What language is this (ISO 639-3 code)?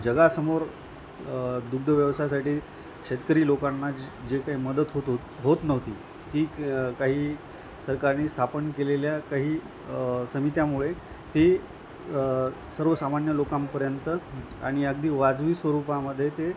mar